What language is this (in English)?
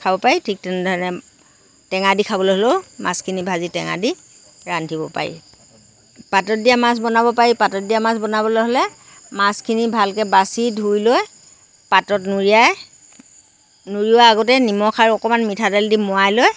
Assamese